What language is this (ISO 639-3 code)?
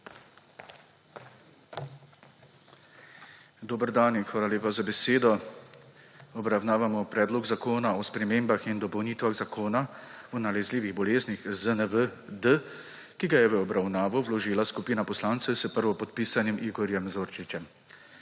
slv